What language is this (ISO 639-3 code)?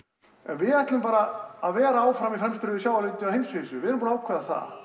isl